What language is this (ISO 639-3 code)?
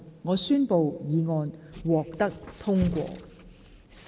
yue